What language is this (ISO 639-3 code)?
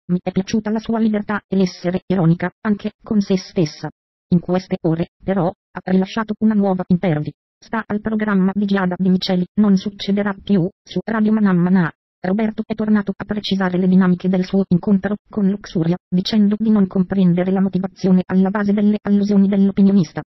ita